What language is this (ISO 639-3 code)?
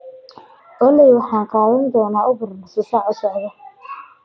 som